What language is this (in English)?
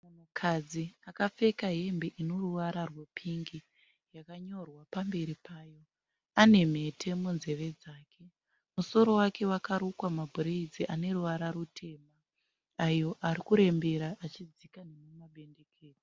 Shona